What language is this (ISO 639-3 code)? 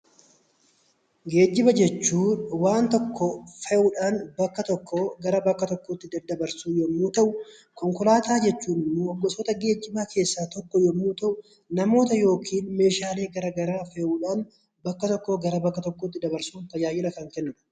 orm